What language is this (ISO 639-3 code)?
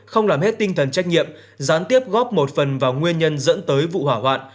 vie